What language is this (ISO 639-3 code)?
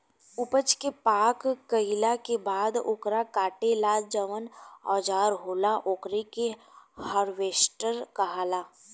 bho